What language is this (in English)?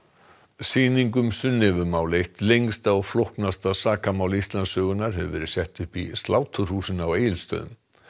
Icelandic